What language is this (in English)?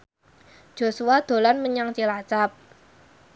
Javanese